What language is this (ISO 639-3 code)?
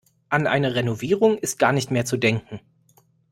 deu